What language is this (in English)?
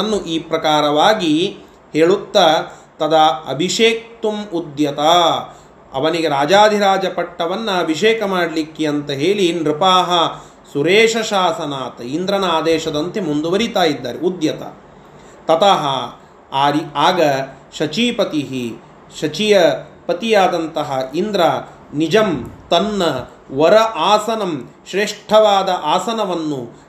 Kannada